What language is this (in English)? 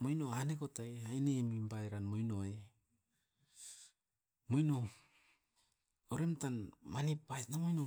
Askopan